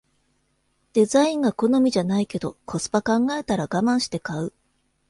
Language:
Japanese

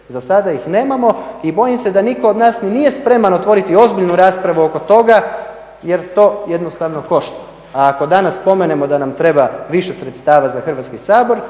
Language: Croatian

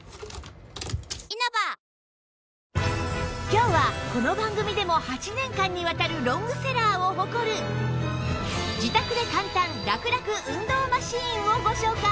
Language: Japanese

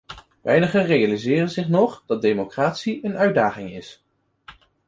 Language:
Dutch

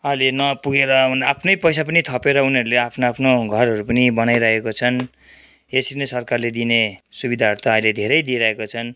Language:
Nepali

